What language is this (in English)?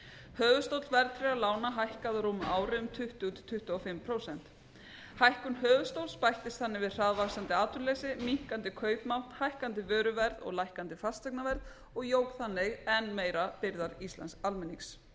Icelandic